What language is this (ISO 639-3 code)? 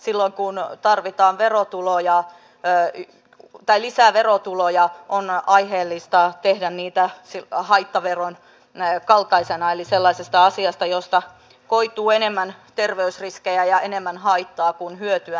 fin